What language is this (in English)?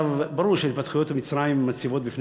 Hebrew